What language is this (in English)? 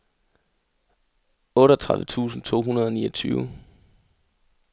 Danish